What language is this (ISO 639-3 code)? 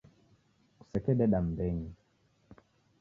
dav